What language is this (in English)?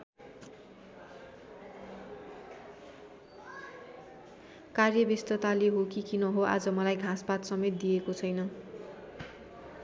Nepali